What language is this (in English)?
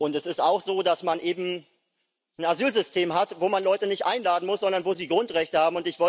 German